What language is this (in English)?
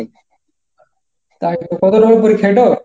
Bangla